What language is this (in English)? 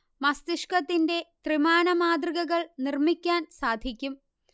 Malayalam